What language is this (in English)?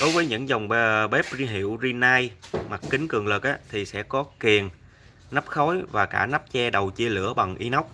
Vietnamese